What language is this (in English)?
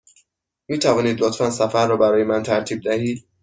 Persian